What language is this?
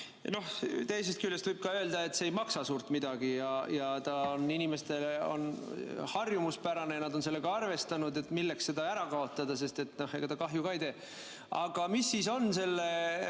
Estonian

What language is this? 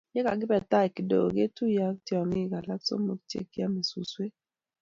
Kalenjin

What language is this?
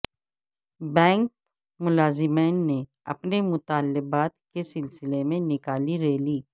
Urdu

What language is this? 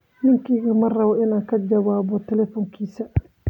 Somali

